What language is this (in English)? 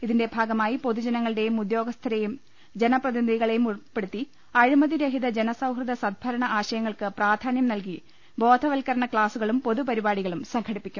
Malayalam